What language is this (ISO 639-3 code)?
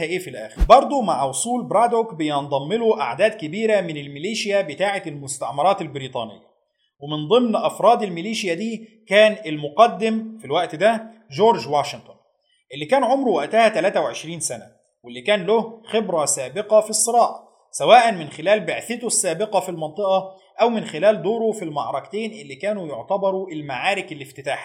ara